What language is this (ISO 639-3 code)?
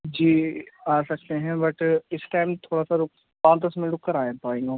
urd